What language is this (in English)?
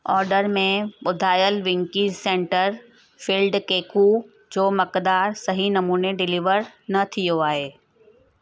Sindhi